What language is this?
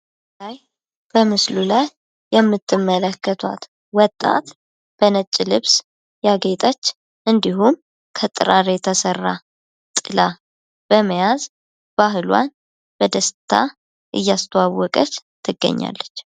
Amharic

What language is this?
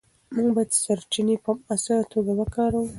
Pashto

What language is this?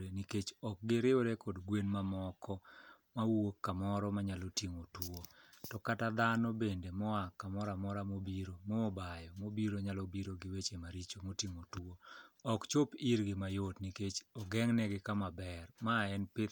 Luo (Kenya and Tanzania)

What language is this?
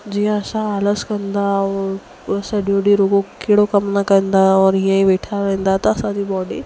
Sindhi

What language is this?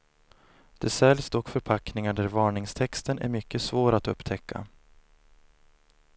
Swedish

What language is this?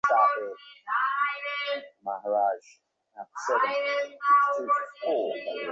Bangla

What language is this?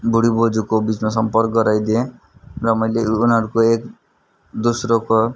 Nepali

